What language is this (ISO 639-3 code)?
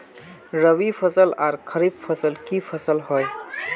mag